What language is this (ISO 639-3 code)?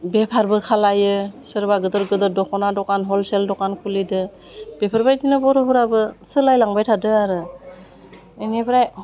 brx